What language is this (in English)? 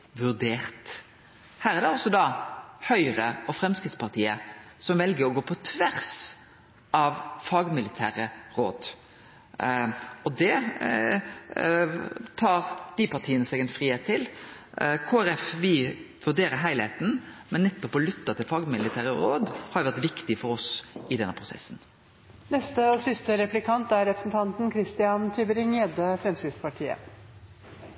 Norwegian